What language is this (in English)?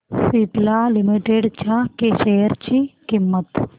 Marathi